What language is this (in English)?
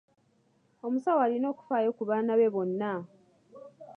Ganda